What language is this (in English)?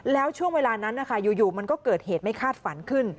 Thai